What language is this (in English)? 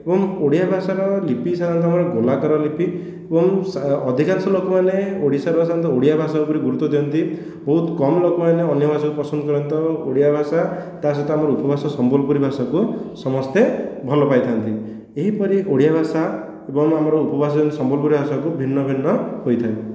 Odia